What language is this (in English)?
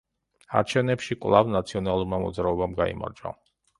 Georgian